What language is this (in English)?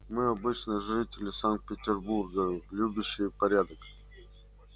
Russian